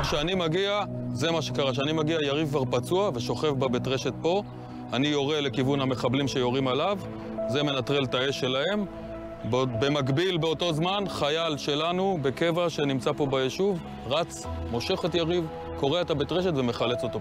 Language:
Hebrew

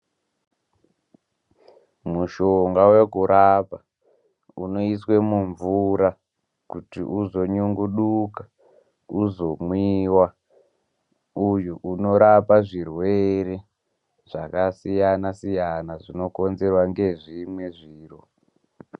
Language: Ndau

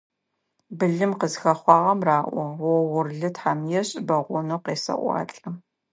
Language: Adyghe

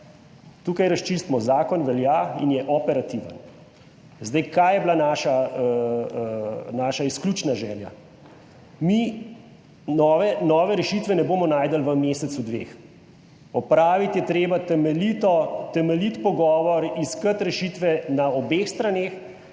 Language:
Slovenian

